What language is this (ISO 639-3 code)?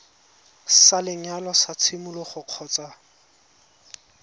tsn